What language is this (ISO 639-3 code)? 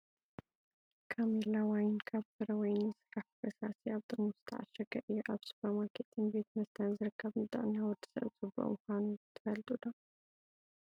tir